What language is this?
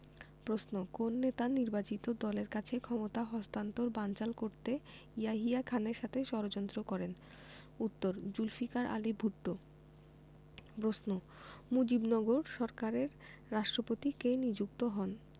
Bangla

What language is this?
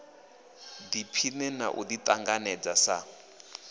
Venda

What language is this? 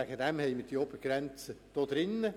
Swiss German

